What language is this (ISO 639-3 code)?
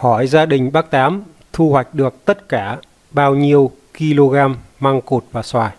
vie